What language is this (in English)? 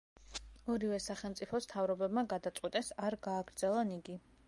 Georgian